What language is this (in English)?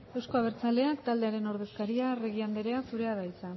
Basque